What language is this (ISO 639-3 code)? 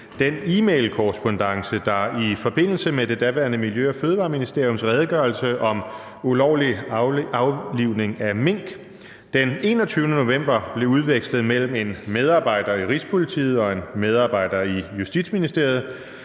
dan